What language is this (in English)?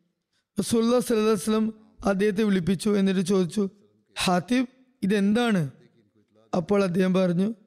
Malayalam